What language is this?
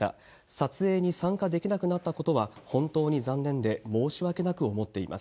Japanese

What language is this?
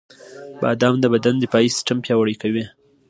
Pashto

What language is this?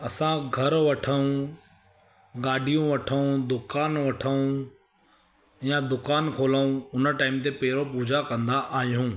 Sindhi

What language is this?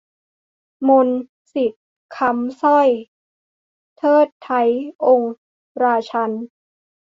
Thai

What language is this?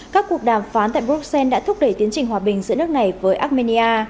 Vietnamese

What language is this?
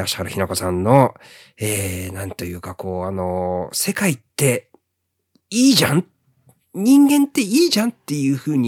Japanese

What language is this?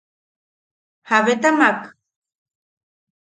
Yaqui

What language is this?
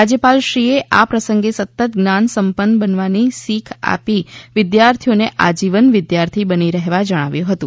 Gujarati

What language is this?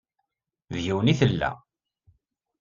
Kabyle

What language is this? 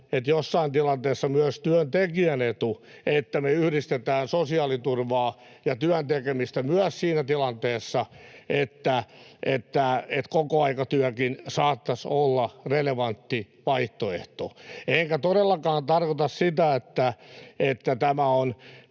Finnish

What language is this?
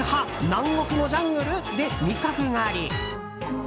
Japanese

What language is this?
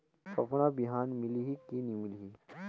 Chhattisgarhi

